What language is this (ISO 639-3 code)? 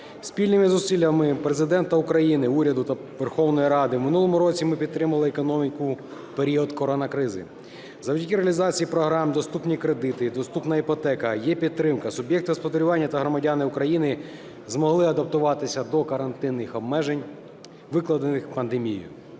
ukr